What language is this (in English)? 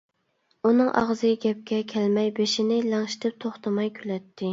Uyghur